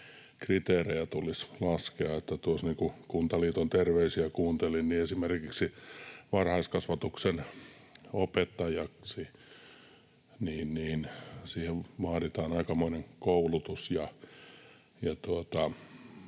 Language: Finnish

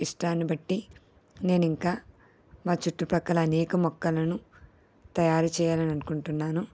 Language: Telugu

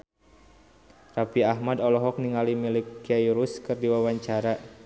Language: Sundanese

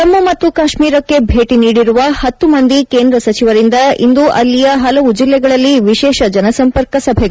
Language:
Kannada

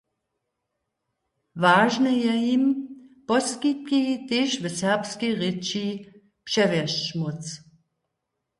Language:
Upper Sorbian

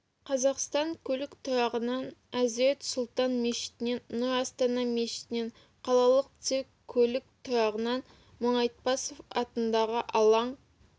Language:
Kazakh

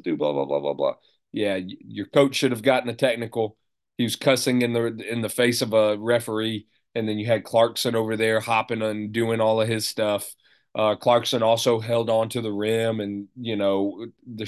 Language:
English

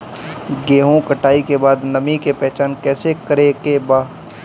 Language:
Bhojpuri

